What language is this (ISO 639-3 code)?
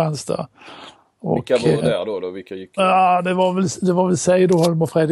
swe